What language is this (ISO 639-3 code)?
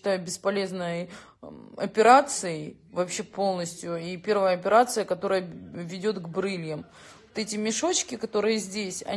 rus